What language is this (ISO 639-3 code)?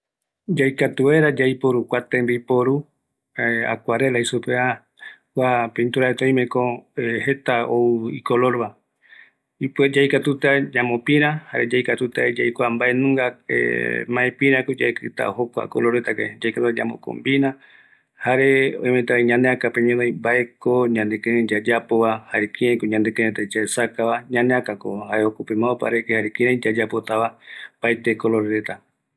gui